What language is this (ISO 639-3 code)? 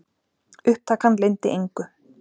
isl